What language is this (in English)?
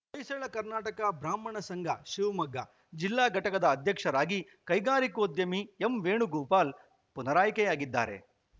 Kannada